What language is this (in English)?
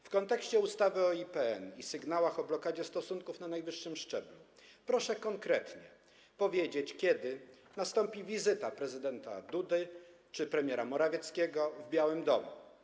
Polish